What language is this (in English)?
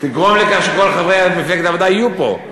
Hebrew